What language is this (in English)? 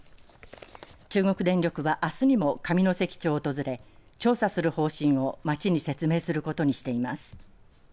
Japanese